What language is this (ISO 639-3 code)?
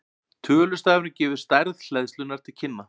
isl